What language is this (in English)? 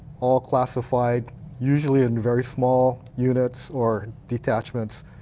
English